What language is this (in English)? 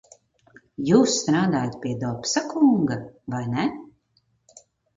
Latvian